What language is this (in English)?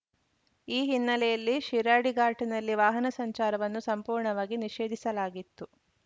Kannada